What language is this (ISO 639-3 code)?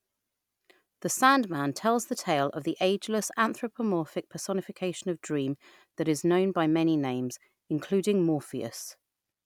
eng